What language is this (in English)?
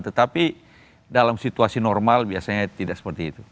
Indonesian